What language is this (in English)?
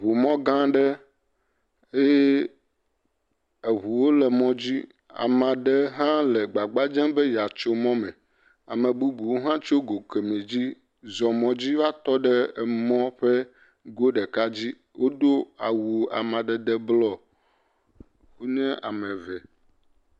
Ewe